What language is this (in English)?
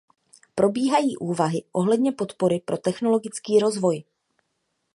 Czech